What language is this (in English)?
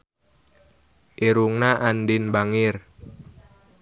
Sundanese